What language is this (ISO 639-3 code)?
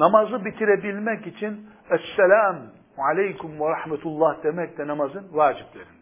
tur